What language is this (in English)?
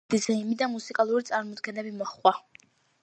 Georgian